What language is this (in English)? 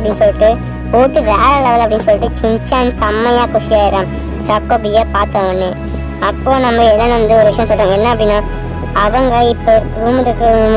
Turkish